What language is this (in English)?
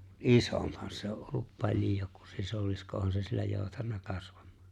Finnish